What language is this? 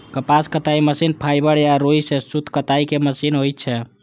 Maithili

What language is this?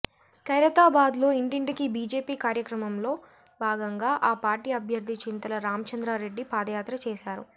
Telugu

